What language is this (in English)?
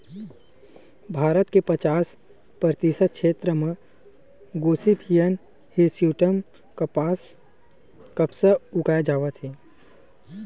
Chhattisgarhi